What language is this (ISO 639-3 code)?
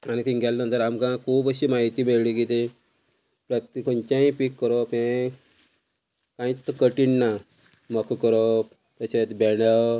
kok